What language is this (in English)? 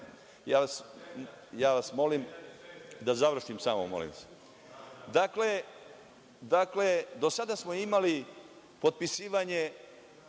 Serbian